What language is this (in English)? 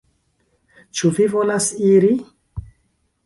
Esperanto